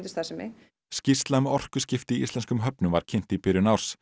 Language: Icelandic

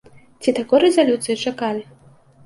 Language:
Belarusian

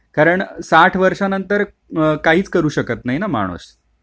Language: Marathi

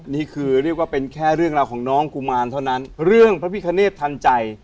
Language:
Thai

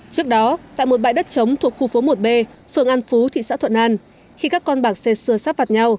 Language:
Vietnamese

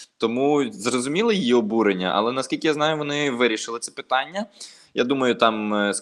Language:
Ukrainian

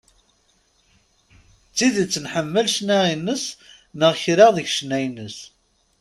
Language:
Kabyle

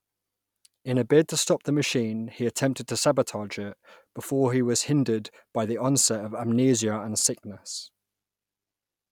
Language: English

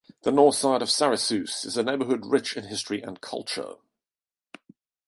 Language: English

